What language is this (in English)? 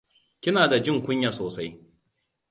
Hausa